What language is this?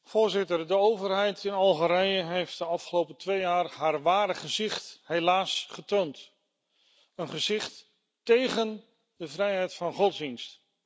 Dutch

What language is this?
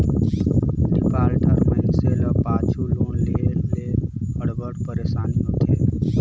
Chhattisgarhi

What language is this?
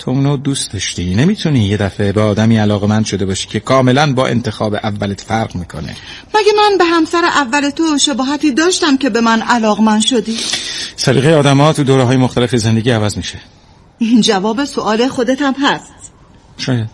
Persian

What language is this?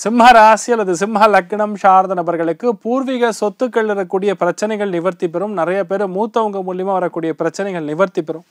Tamil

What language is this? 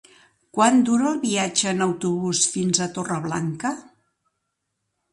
Catalan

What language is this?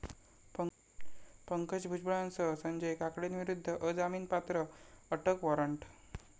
Marathi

